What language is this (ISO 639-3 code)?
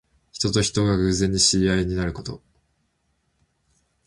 jpn